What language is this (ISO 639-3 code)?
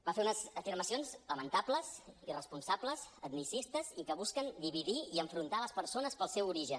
cat